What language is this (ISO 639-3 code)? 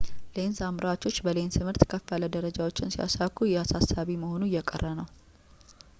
amh